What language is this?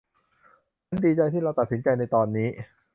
Thai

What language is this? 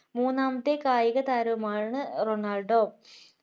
Malayalam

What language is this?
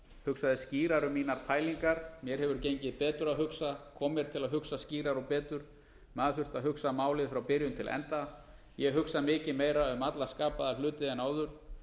Icelandic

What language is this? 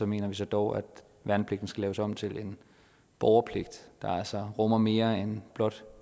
Danish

